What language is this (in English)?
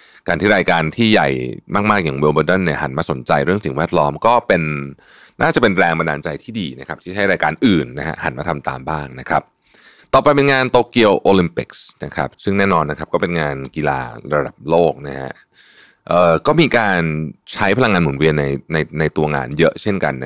Thai